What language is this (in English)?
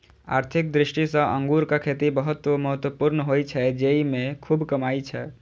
Maithili